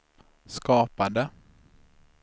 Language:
Swedish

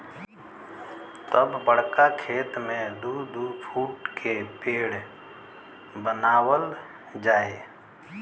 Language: Bhojpuri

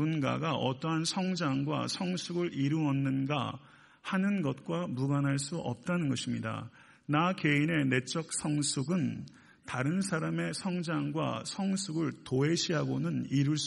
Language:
Korean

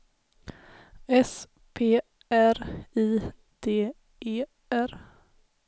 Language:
Swedish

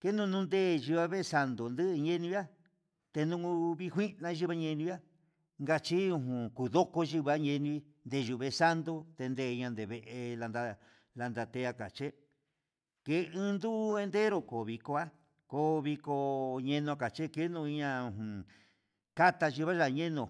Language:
Huitepec Mixtec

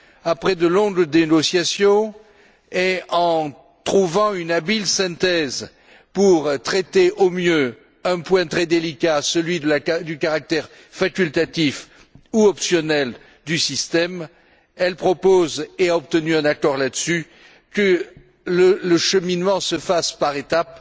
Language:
French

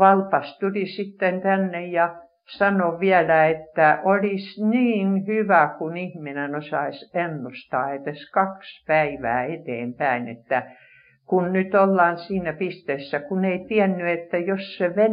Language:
Finnish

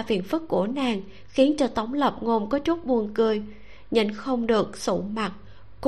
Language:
Vietnamese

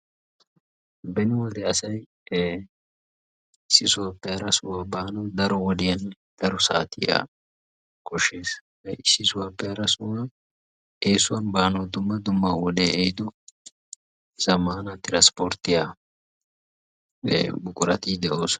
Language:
Wolaytta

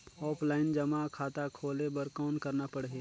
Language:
Chhattisgarhi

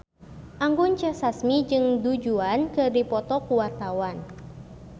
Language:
Sundanese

